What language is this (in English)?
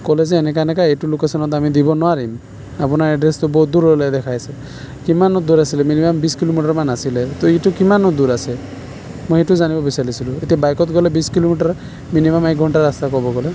Assamese